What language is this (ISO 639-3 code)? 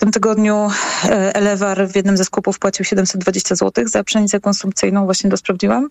pol